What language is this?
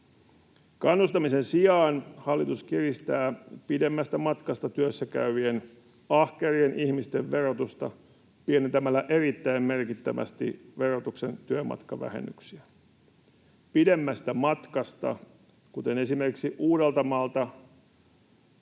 Finnish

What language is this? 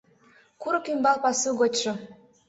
Mari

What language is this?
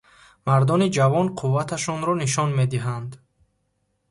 Tajik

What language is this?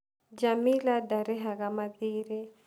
Kikuyu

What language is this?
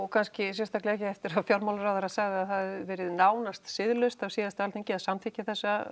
Icelandic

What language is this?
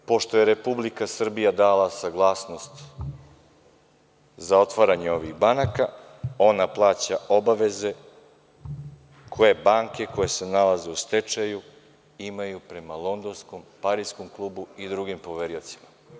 Serbian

